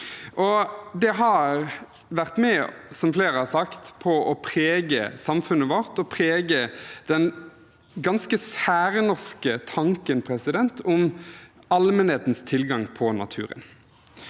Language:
Norwegian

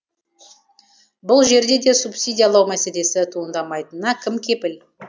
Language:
Kazakh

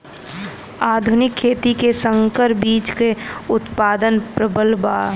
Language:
Bhojpuri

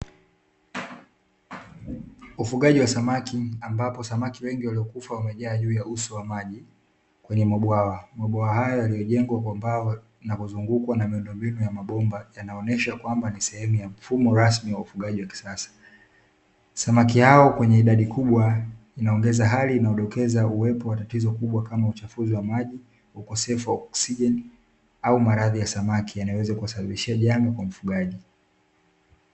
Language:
Swahili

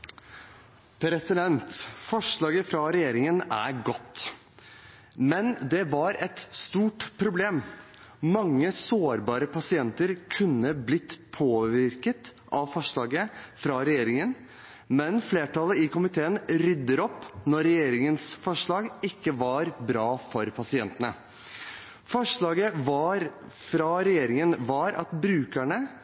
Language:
Norwegian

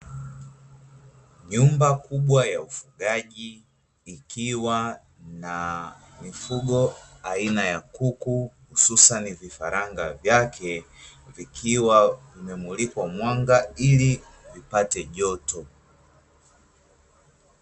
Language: Swahili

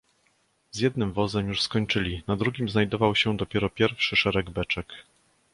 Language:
Polish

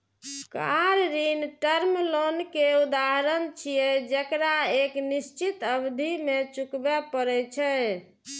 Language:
Maithili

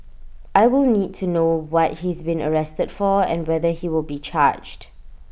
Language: English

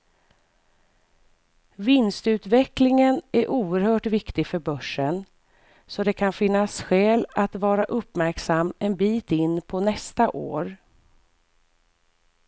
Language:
Swedish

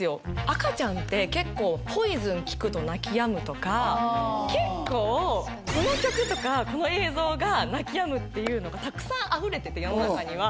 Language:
Japanese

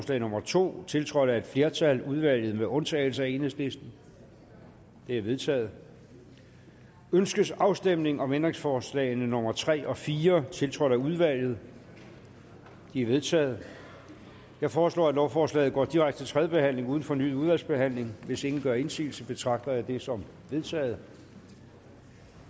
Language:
Danish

